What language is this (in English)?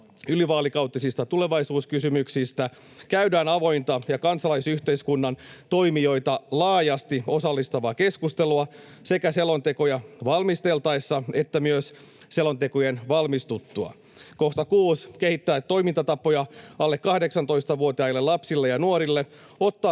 Finnish